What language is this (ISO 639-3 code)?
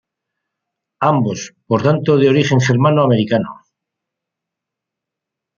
spa